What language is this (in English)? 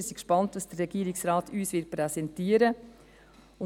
Swiss German